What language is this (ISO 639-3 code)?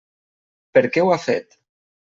cat